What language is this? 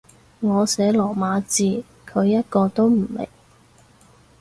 Cantonese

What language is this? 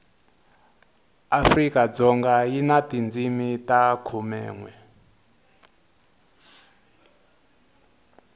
Tsonga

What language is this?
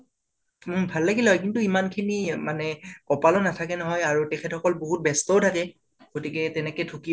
Assamese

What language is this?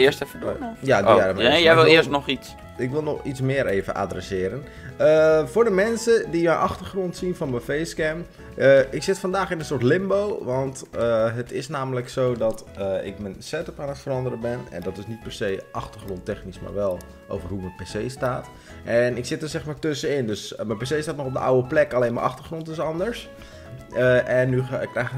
Dutch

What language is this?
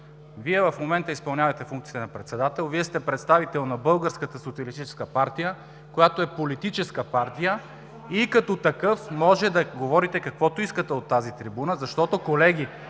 Bulgarian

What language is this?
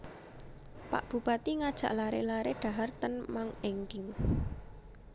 Javanese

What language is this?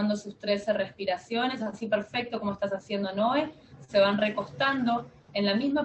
Spanish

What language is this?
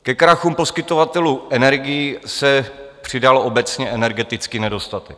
Czech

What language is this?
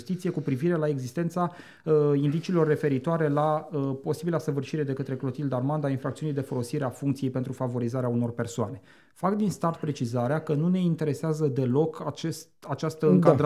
Romanian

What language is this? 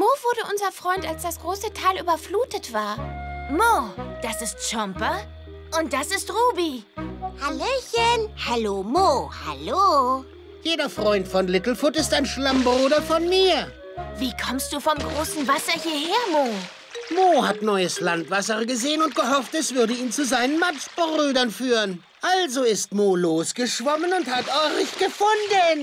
German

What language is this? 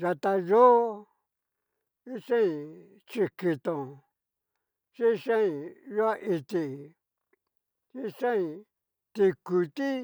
Cacaloxtepec Mixtec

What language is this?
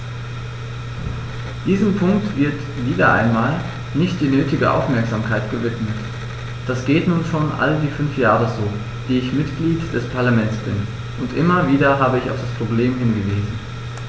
German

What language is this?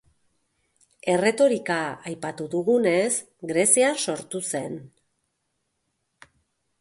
Basque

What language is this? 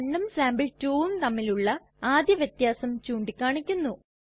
Malayalam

